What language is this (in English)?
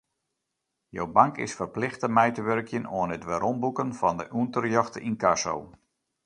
Western Frisian